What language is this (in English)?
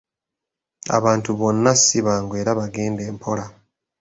Ganda